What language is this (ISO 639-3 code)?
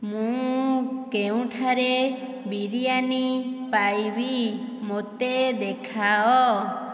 ori